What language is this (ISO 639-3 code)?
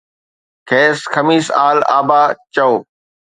snd